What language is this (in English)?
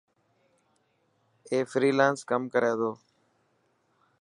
Dhatki